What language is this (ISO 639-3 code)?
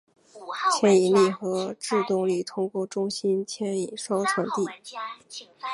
zho